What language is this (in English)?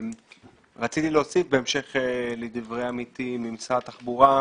Hebrew